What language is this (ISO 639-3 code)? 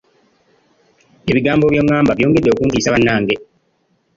lug